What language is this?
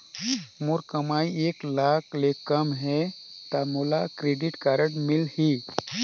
Chhattisgarhi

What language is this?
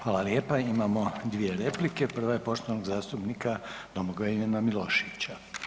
Croatian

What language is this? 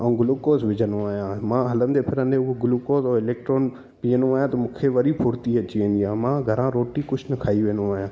Sindhi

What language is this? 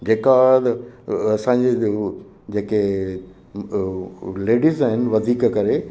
Sindhi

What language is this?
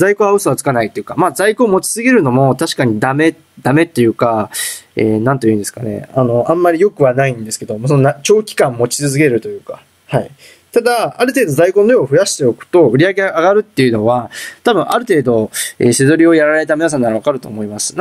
Japanese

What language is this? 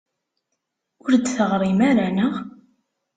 Kabyle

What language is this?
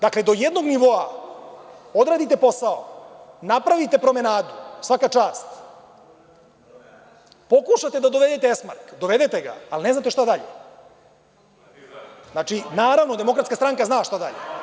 Serbian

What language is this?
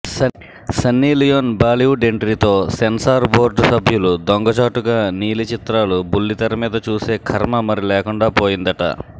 Telugu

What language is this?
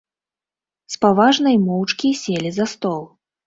Belarusian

